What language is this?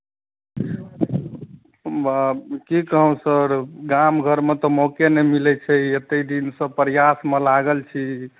Maithili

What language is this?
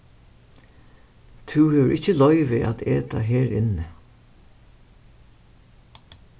Faroese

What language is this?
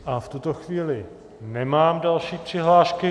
Czech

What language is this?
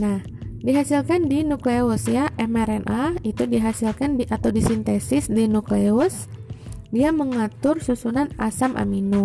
Indonesian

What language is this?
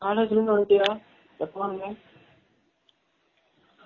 Tamil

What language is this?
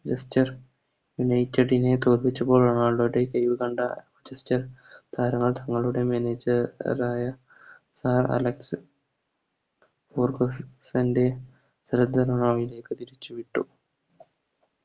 Malayalam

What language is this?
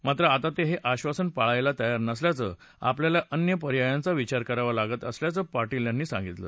Marathi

